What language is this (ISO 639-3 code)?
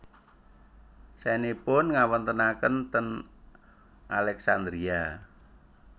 jav